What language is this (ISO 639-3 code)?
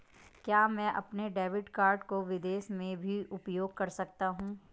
hin